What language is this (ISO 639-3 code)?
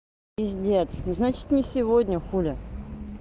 rus